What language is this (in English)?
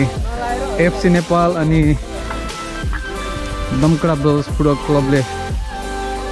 Polish